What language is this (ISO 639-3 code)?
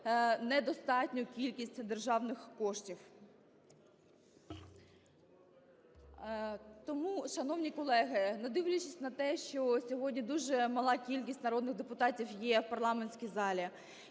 ukr